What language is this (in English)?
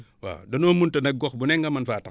Wolof